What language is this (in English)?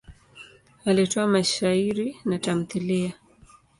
Swahili